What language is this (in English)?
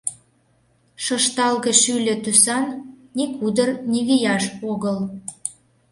Mari